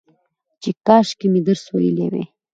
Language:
Pashto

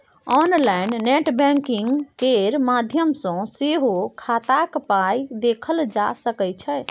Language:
Maithili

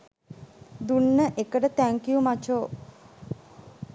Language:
Sinhala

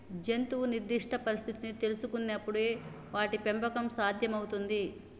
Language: Telugu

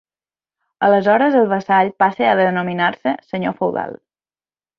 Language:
Catalan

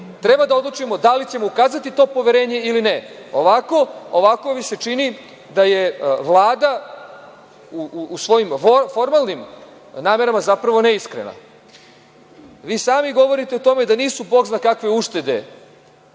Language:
Serbian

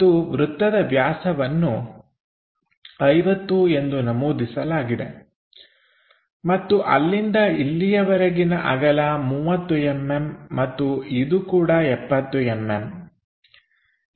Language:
Kannada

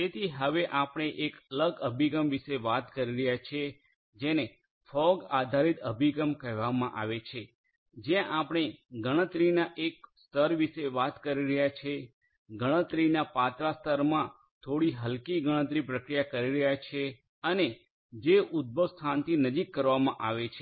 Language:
Gujarati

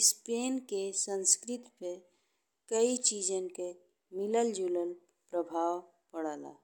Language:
Bhojpuri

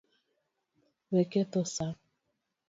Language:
Luo (Kenya and Tanzania)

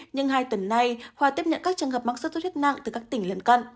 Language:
Vietnamese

